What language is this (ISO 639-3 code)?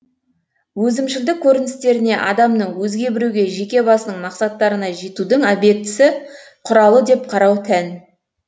kaz